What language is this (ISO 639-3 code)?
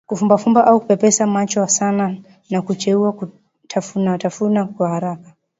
swa